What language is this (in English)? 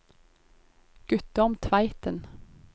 Norwegian